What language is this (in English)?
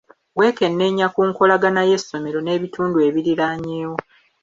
Ganda